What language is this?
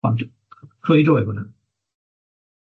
Welsh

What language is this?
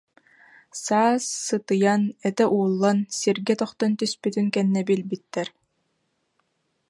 Yakut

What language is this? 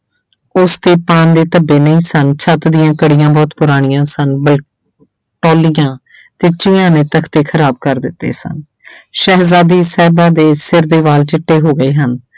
Punjabi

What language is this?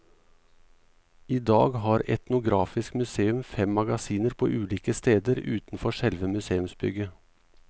Norwegian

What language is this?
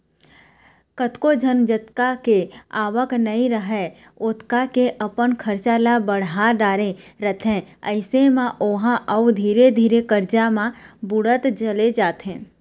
Chhattisgarhi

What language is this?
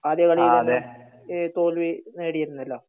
Malayalam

